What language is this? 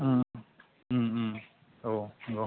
Bodo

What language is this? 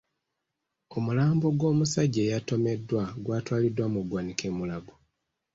Ganda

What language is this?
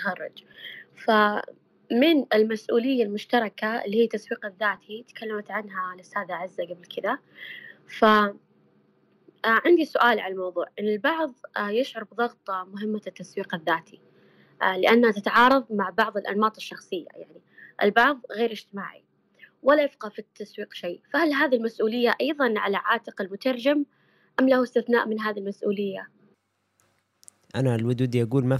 Arabic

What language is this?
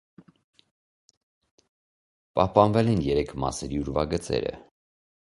Armenian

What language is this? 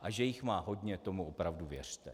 Czech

